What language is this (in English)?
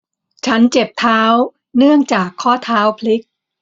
Thai